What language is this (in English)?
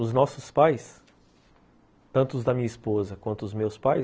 Portuguese